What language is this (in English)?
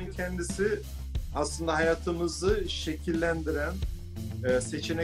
Turkish